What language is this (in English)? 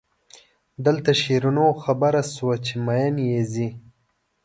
Pashto